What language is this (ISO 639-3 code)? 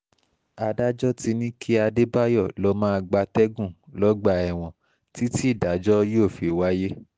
yor